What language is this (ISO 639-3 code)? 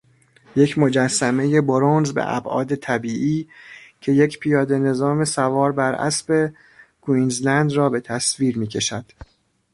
fas